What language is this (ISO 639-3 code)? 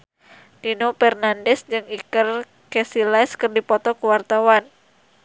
sun